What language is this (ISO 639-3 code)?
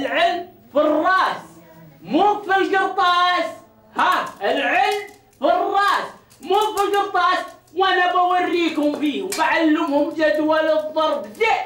ara